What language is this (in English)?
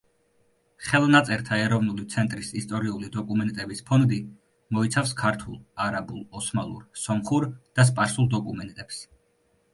Georgian